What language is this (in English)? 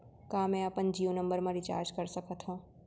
Chhattisgarhi